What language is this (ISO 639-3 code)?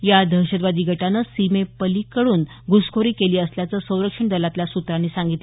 mar